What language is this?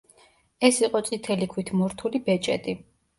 Georgian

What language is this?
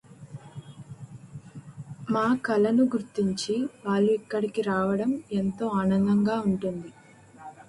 Telugu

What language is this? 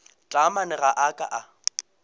Northern Sotho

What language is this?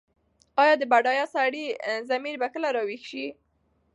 Pashto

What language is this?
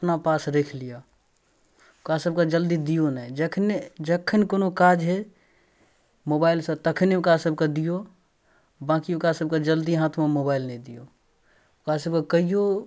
Maithili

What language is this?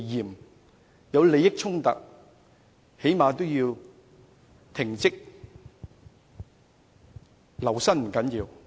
Cantonese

